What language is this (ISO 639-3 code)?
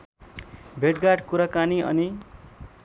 nep